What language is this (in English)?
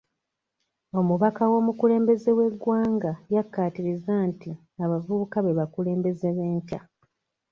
Ganda